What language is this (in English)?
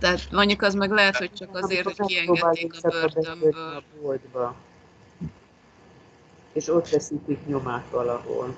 Hungarian